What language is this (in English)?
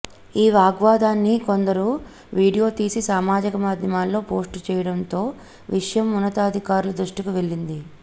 Telugu